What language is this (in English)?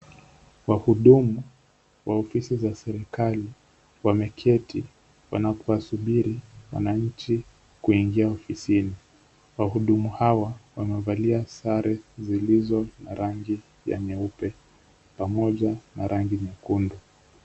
Swahili